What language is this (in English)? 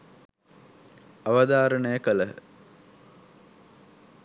Sinhala